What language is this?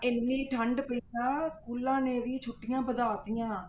Punjabi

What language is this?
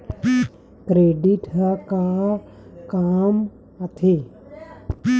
Chhattisgarhi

